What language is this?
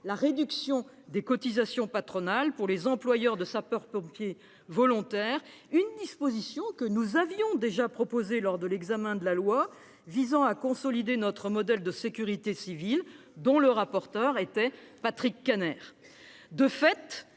French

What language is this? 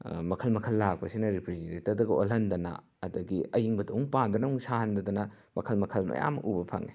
Manipuri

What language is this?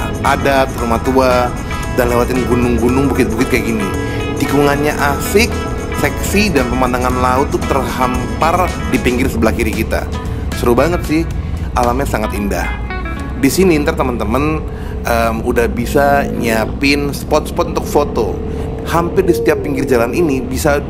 Indonesian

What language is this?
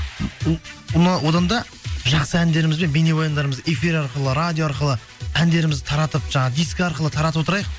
Kazakh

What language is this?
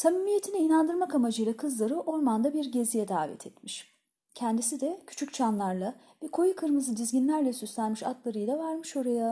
Turkish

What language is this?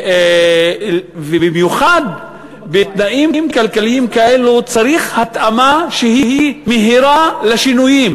Hebrew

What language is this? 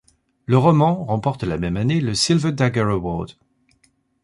French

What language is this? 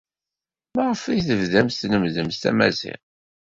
Kabyle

